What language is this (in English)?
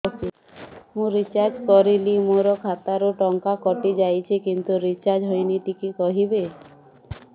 Odia